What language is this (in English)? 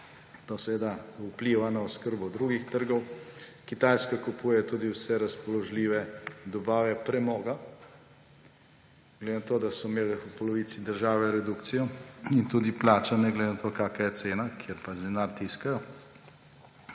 Slovenian